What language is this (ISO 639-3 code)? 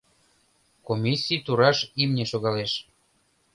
chm